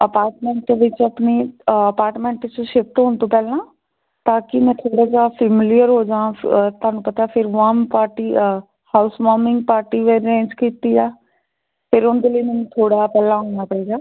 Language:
Punjabi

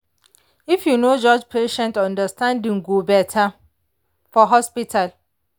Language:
Nigerian Pidgin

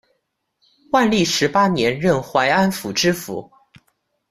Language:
Chinese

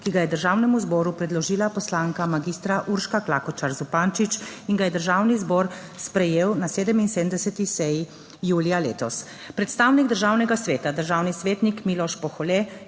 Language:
Slovenian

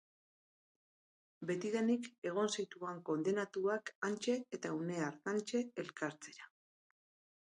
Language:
Basque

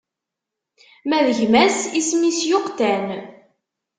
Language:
Kabyle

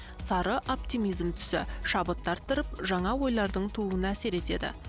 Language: Kazakh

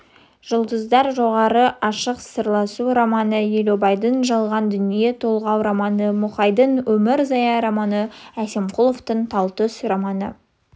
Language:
Kazakh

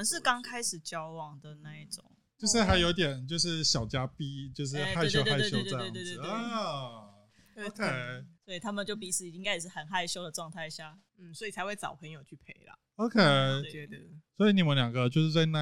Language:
Chinese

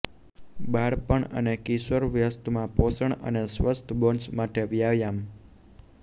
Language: Gujarati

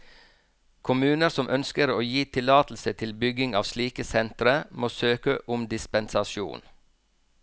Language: Norwegian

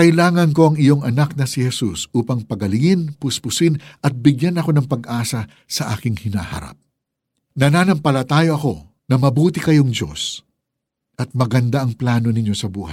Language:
Filipino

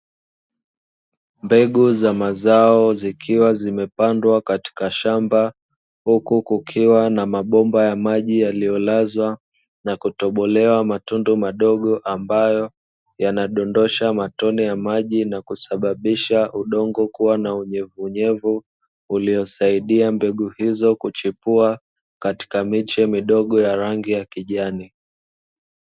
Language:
Swahili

